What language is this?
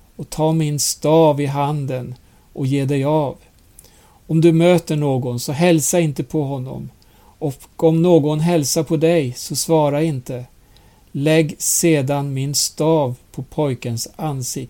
Swedish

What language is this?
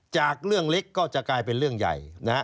Thai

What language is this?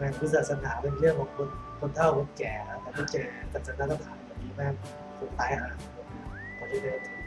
Thai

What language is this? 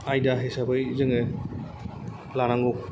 Bodo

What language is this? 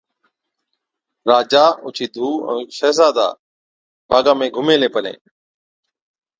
Od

